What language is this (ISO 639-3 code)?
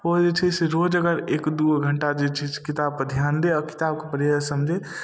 mai